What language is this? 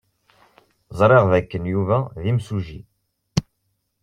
Kabyle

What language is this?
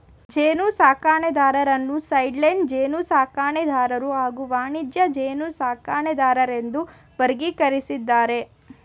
Kannada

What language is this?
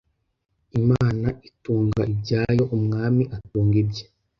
Kinyarwanda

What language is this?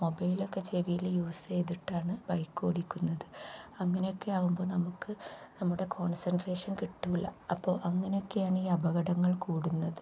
Malayalam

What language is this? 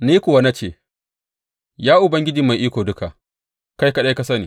Hausa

